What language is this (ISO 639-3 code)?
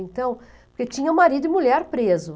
por